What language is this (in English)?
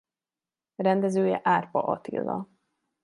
Hungarian